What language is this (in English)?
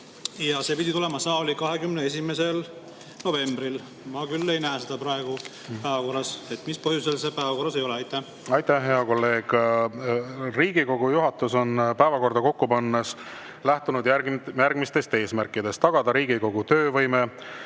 Estonian